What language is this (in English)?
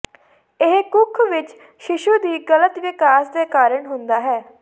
Punjabi